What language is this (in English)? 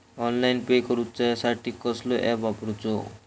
Marathi